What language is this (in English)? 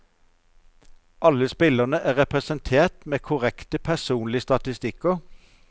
Norwegian